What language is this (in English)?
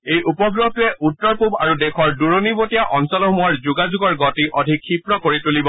Assamese